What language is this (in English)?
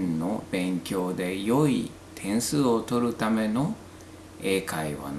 Japanese